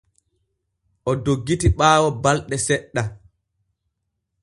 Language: Borgu Fulfulde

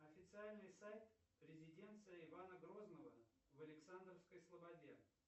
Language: Russian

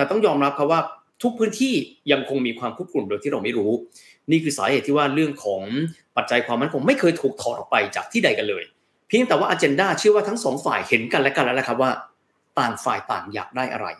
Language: Thai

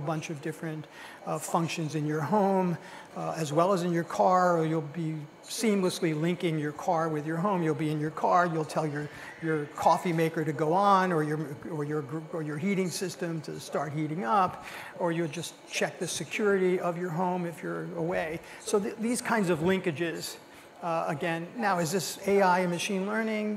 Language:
English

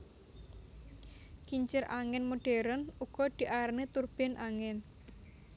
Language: Javanese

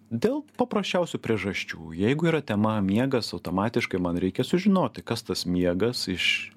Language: Lithuanian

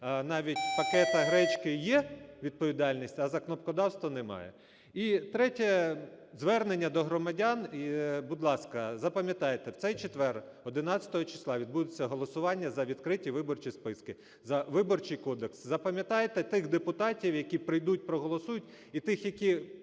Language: Ukrainian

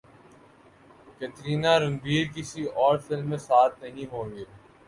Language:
Urdu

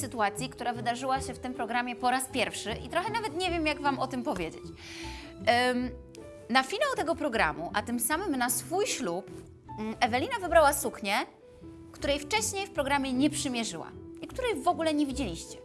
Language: Polish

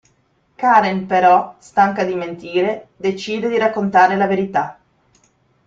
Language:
Italian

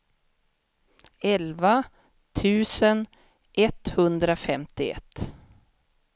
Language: Swedish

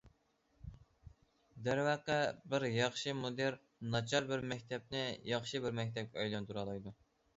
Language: Uyghur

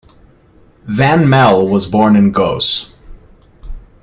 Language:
English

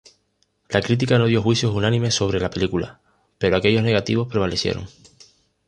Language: Spanish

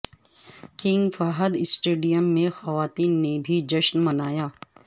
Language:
Urdu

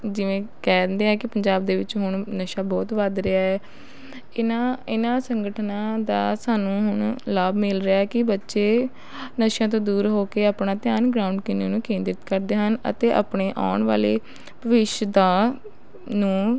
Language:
Punjabi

